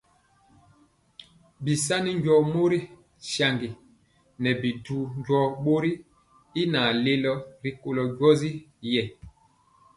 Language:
Mpiemo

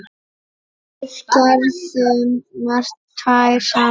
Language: Icelandic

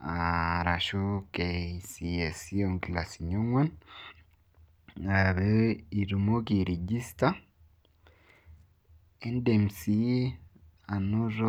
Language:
Masai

